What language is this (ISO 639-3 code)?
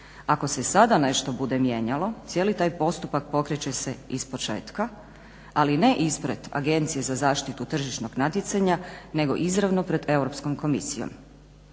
hrv